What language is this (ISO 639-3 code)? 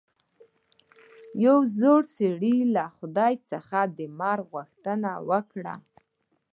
pus